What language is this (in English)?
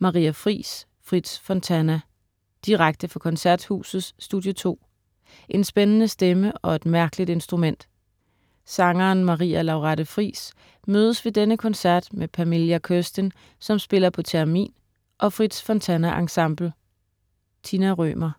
Danish